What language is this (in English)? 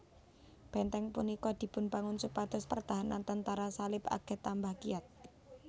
Javanese